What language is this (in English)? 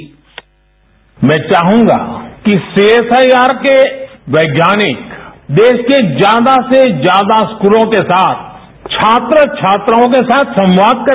Hindi